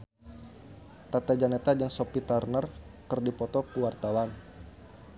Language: Sundanese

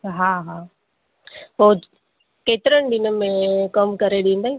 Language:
Sindhi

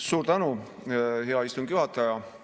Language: Estonian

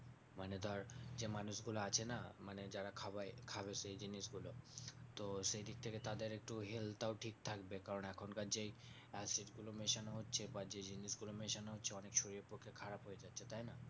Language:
Bangla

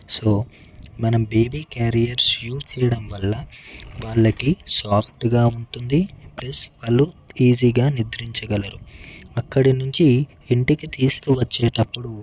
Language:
Telugu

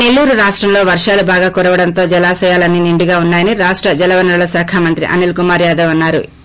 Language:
Telugu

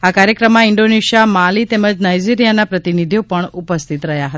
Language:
Gujarati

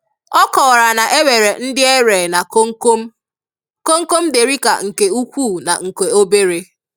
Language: Igbo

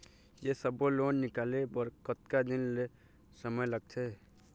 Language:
Chhattisgarhi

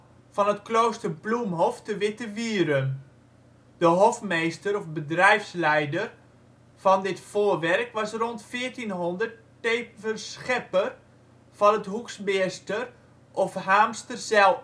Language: Dutch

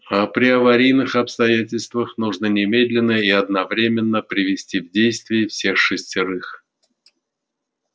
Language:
Russian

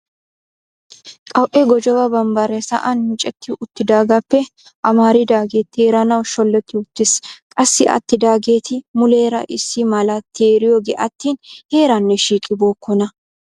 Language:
Wolaytta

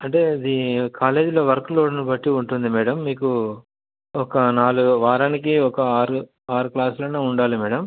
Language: Telugu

